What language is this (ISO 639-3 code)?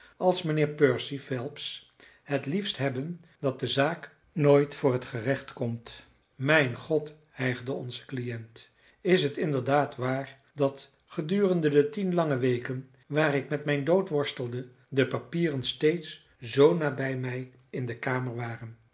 nld